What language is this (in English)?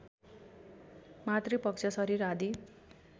Nepali